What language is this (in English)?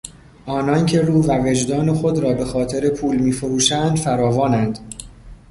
Persian